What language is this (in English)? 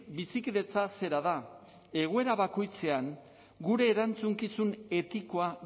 Basque